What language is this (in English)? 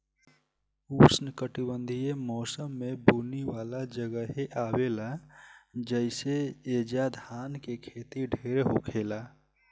Bhojpuri